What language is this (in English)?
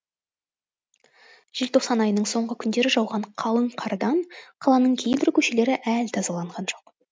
Kazakh